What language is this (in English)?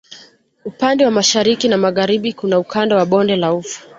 Swahili